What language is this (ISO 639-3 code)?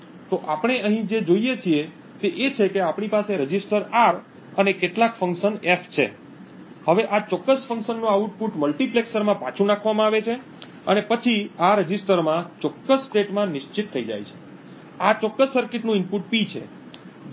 guj